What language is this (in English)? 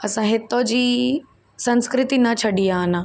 Sindhi